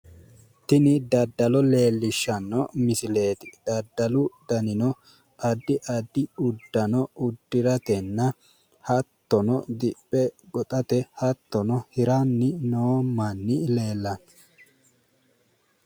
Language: Sidamo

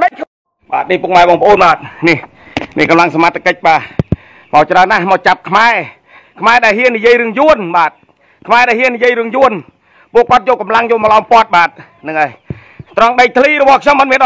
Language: Thai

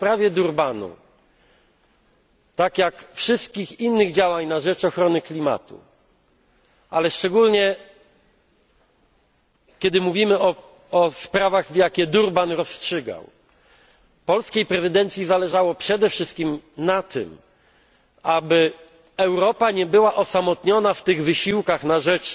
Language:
Polish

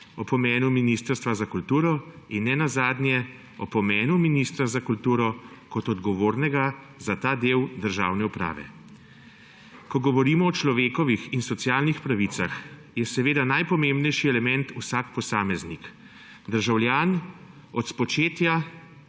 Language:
Slovenian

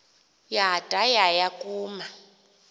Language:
Xhosa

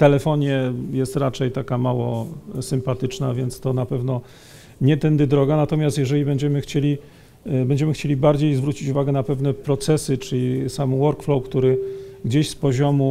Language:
Polish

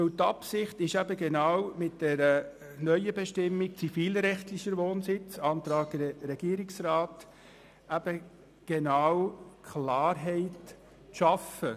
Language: Swiss German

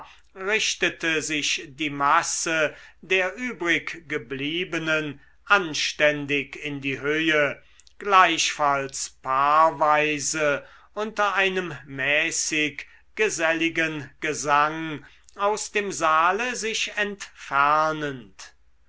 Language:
German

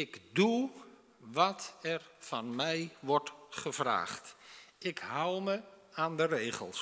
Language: Dutch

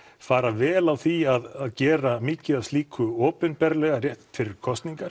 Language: Icelandic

